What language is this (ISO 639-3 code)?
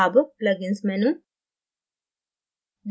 hin